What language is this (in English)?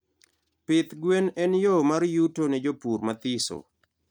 Luo (Kenya and Tanzania)